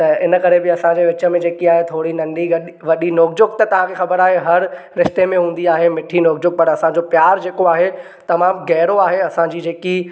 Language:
Sindhi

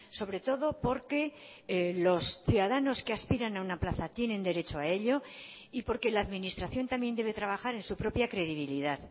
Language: Spanish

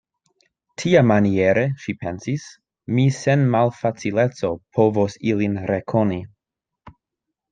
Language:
Esperanto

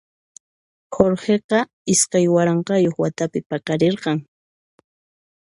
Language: Puno Quechua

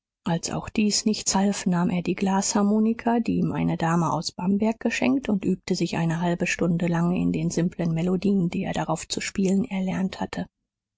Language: German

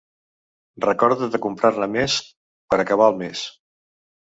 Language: Catalan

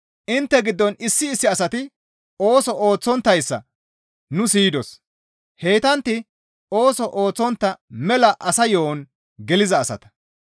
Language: Gamo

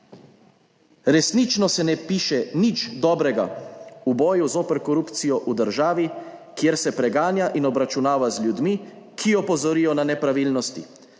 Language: Slovenian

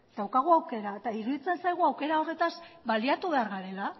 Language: Basque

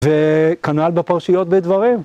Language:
Hebrew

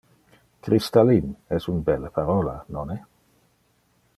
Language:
Interlingua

